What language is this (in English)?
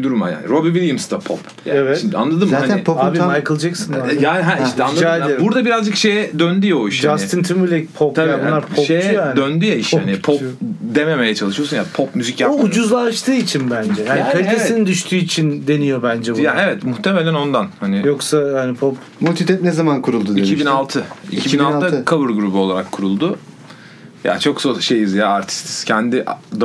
Turkish